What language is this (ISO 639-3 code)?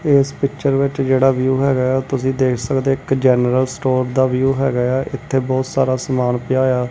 pan